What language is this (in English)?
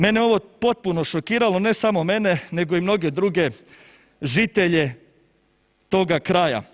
Croatian